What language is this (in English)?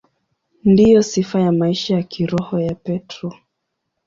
Swahili